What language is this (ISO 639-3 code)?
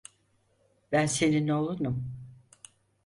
tur